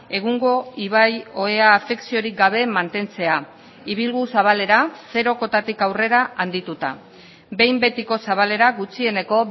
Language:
Basque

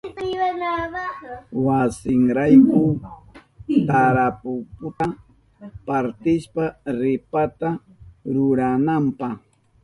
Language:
Southern Pastaza Quechua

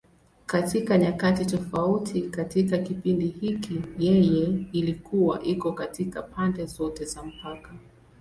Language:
Swahili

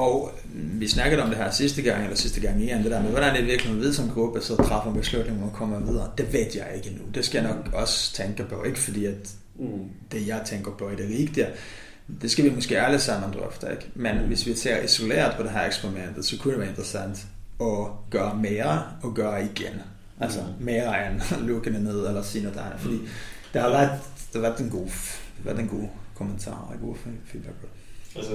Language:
Danish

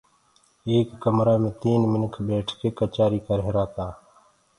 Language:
Gurgula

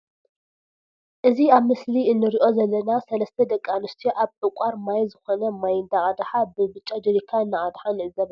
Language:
Tigrinya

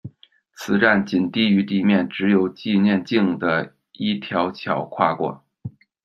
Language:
Chinese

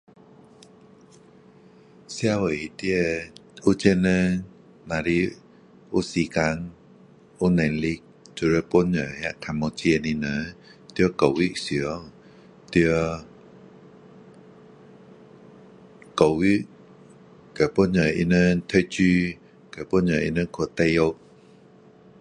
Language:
Min Dong Chinese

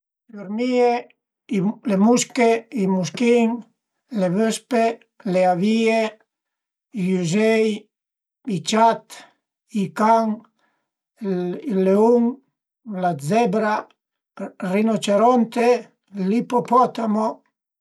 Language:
Piedmontese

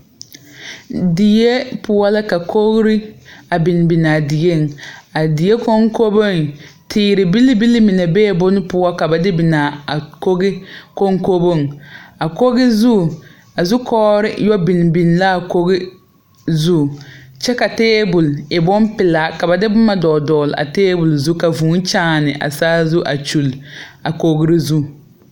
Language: Southern Dagaare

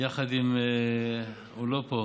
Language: Hebrew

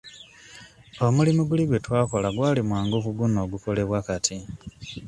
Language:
Ganda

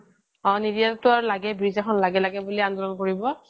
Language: Assamese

